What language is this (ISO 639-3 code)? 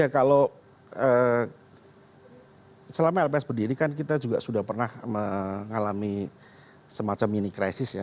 ind